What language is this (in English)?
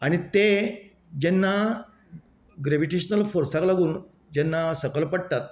Konkani